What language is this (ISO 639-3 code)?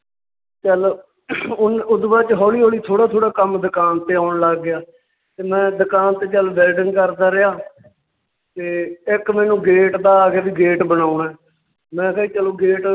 pan